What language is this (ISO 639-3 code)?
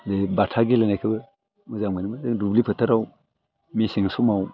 brx